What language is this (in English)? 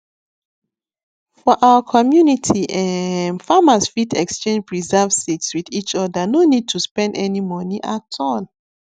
Nigerian Pidgin